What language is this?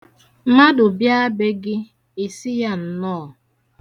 Igbo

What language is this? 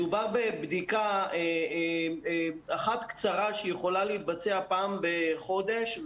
Hebrew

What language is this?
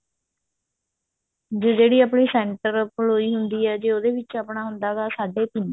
Punjabi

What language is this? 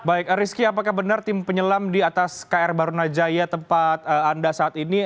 Indonesian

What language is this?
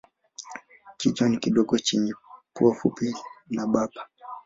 Swahili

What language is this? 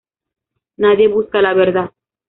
Spanish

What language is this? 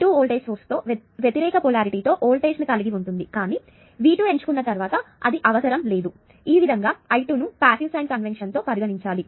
Telugu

